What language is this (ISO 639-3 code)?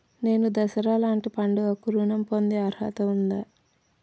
tel